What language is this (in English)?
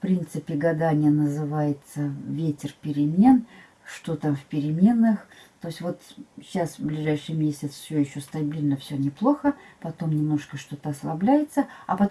Russian